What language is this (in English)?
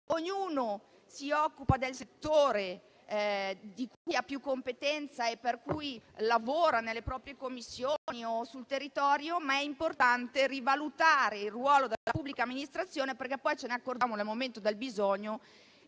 Italian